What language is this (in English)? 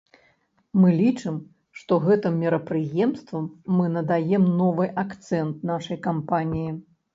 Belarusian